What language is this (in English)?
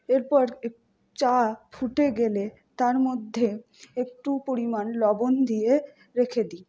Bangla